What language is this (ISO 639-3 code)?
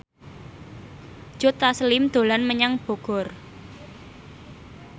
jav